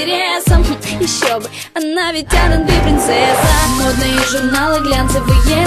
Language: Lithuanian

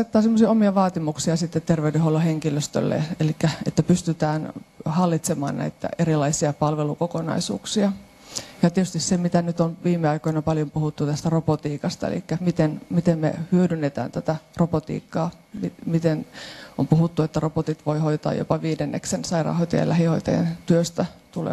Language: Finnish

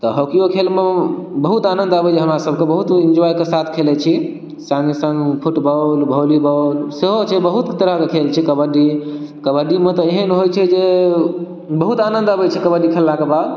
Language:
Maithili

